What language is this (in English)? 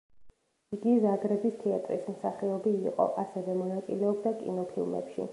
Georgian